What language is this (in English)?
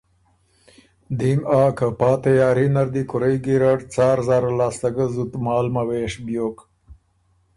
Ormuri